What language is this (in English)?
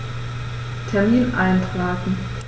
German